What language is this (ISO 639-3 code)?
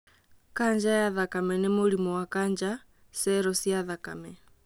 kik